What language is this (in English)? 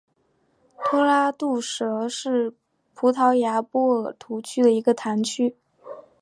Chinese